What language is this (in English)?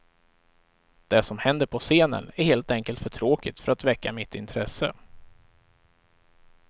Swedish